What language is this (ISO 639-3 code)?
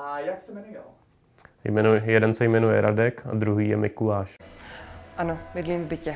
ces